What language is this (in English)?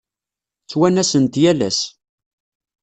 Kabyle